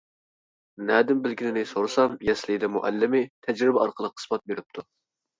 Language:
Uyghur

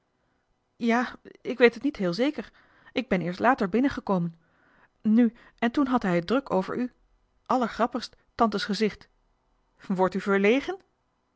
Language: Dutch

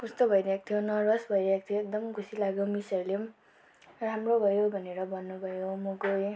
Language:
Nepali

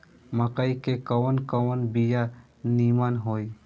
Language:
Bhojpuri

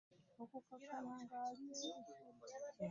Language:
Ganda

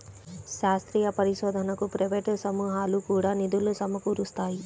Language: Telugu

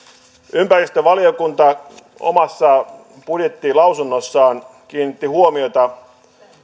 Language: Finnish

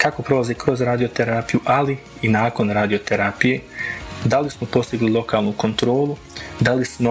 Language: Croatian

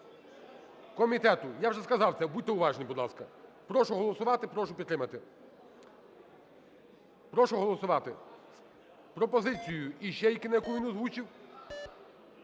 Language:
Ukrainian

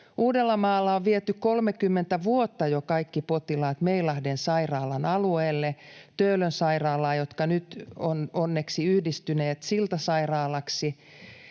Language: Finnish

